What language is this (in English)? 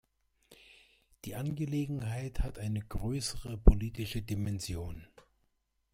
German